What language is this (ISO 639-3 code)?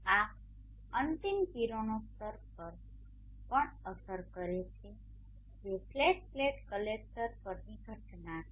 guj